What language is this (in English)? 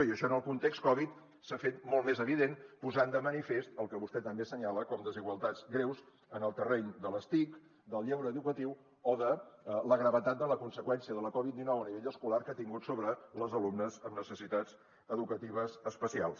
Catalan